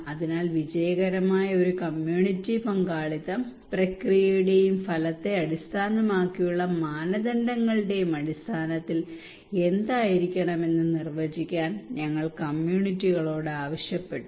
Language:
Malayalam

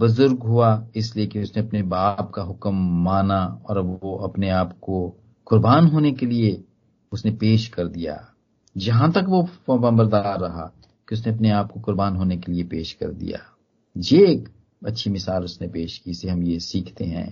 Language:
Hindi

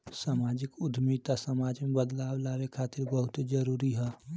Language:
Bhojpuri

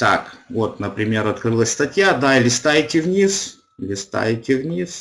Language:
Russian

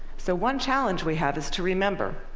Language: English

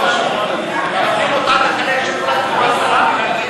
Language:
Hebrew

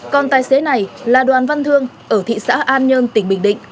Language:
Vietnamese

